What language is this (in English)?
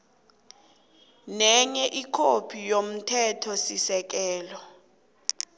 South Ndebele